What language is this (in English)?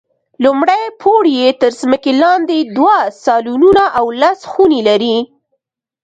Pashto